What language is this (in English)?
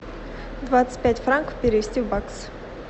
Russian